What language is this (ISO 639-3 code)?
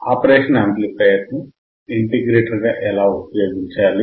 tel